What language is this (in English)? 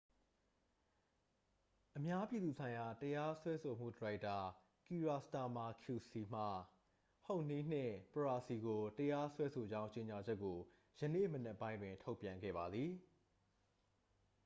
Burmese